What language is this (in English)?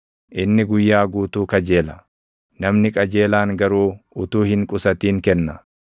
Oromo